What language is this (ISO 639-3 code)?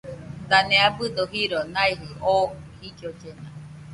hux